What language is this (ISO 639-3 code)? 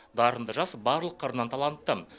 kaz